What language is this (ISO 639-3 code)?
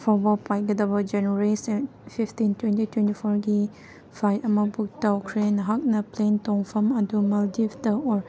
mni